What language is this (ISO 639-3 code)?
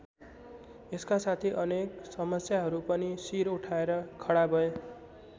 nep